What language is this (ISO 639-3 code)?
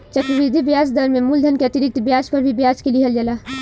bho